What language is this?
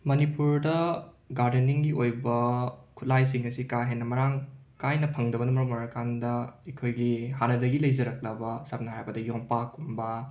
Manipuri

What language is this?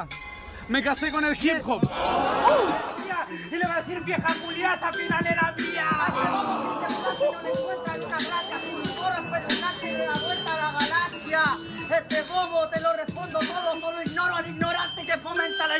Spanish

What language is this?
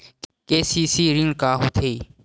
Chhattisgarhi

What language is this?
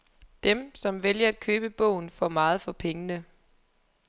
Danish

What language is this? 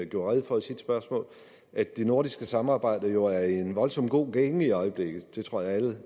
Danish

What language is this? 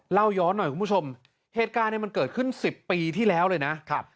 Thai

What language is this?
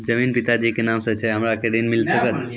Maithili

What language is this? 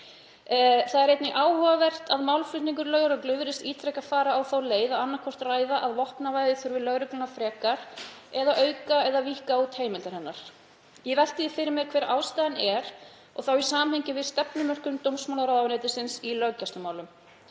Icelandic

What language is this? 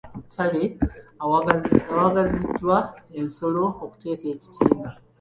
Ganda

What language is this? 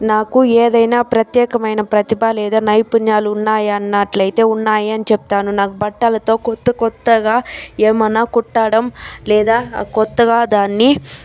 Telugu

